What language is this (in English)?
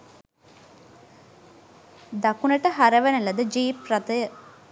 Sinhala